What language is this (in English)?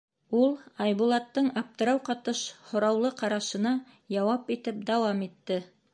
Bashkir